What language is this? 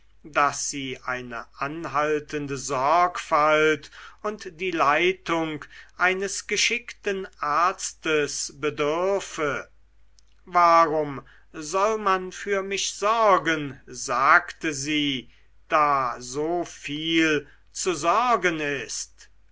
German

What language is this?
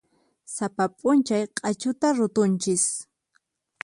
Puno Quechua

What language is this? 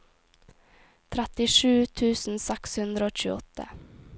Norwegian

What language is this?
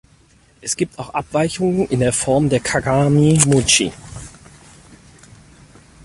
German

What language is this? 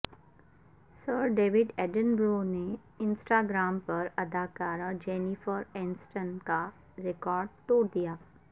Urdu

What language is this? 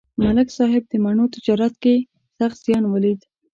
Pashto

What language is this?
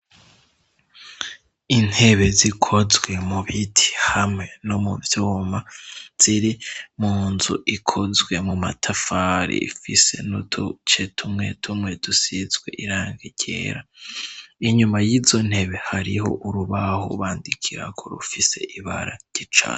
Rundi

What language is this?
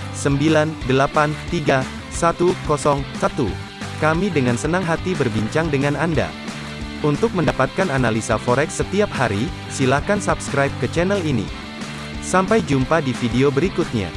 Indonesian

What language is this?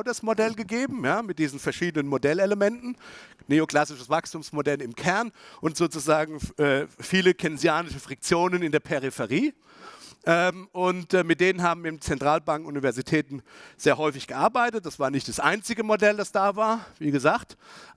German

